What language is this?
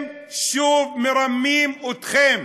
Hebrew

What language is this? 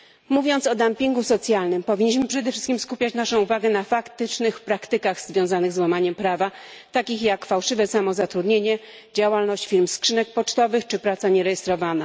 Polish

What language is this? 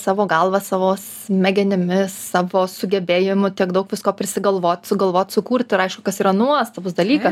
Lithuanian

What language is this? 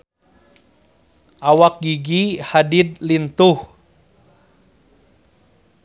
Sundanese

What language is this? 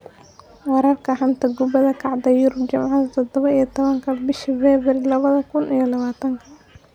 Somali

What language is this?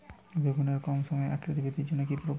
Bangla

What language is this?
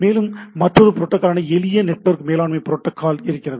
Tamil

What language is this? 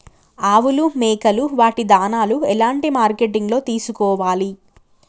Telugu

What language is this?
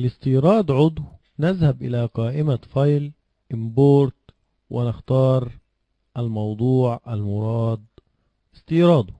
Arabic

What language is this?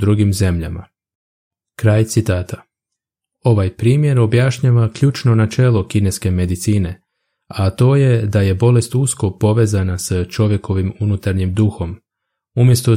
Croatian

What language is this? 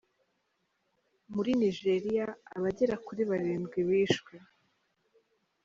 Kinyarwanda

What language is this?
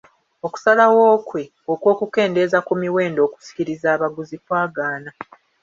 Ganda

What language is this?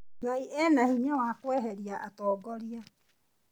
Kikuyu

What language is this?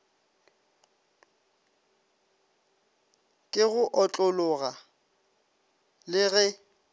Northern Sotho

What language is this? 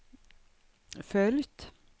Swedish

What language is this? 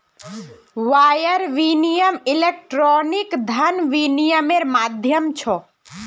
Magahi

